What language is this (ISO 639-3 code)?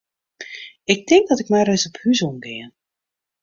fry